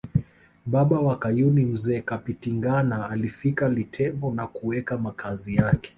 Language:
Swahili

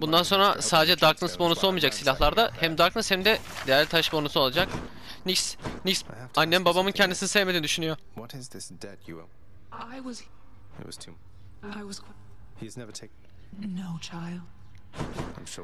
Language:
Turkish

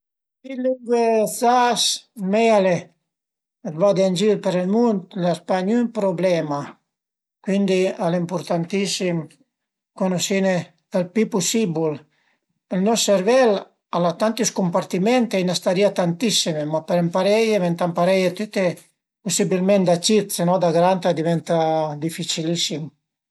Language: Piedmontese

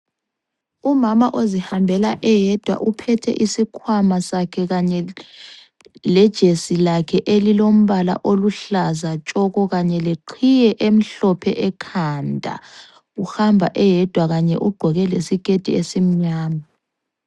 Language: North Ndebele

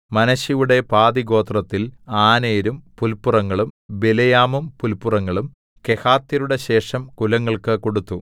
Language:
Malayalam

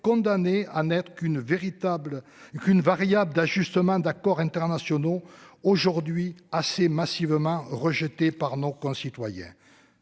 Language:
French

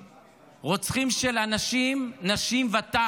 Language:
Hebrew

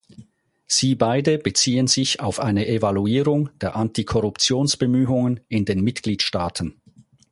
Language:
German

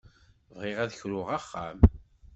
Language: Kabyle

